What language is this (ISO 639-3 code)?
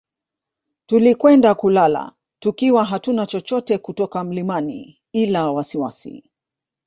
swa